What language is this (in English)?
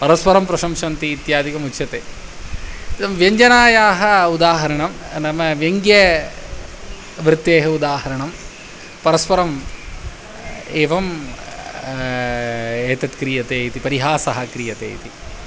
Sanskrit